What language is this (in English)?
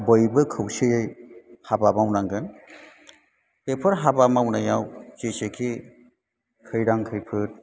Bodo